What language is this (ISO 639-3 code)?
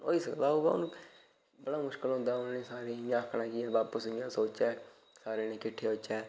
doi